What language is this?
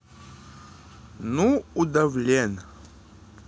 Russian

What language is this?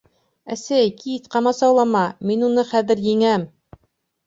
Bashkir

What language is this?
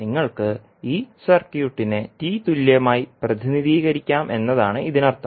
Malayalam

